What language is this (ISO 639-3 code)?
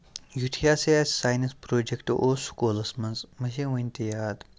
kas